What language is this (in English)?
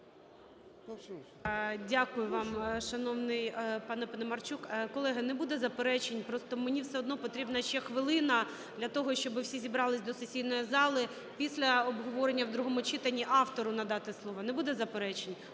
Ukrainian